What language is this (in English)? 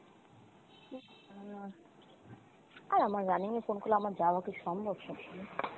Bangla